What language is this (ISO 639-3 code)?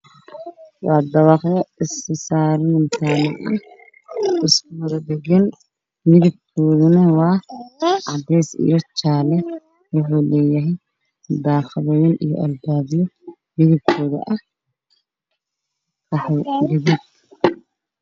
som